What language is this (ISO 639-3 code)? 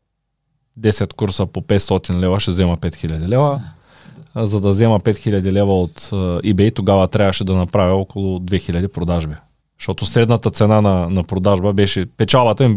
bul